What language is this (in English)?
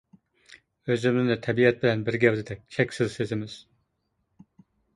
Uyghur